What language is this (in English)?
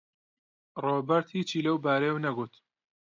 Central Kurdish